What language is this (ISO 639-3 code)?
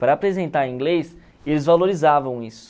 por